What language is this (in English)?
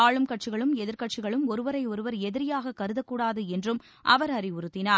Tamil